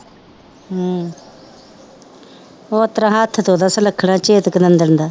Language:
Punjabi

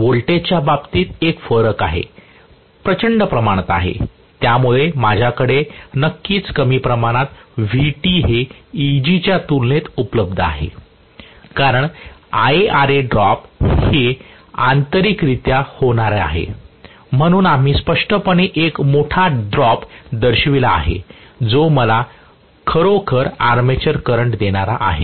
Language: Marathi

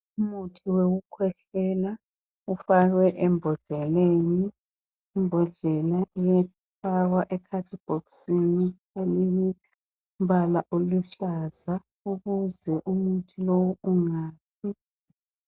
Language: North Ndebele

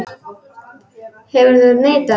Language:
Icelandic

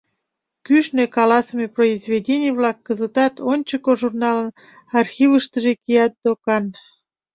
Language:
Mari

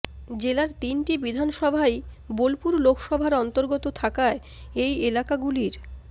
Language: Bangla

